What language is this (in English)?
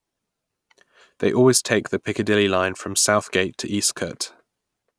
English